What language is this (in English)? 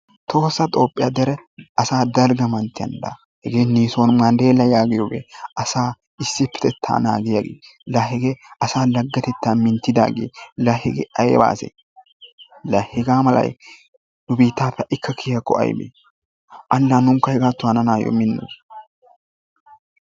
Wolaytta